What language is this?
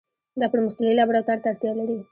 Pashto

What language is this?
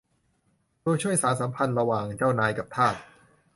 Thai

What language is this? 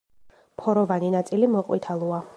Georgian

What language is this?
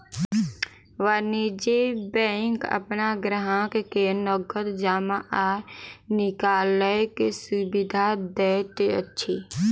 Maithili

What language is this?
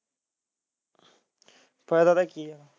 Punjabi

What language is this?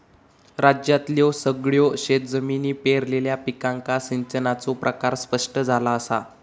Marathi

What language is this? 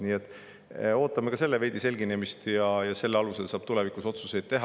Estonian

